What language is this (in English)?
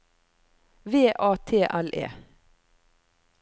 Norwegian